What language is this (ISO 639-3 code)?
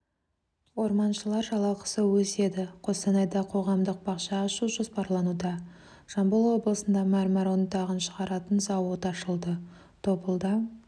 kaz